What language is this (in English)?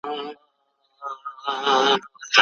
Pashto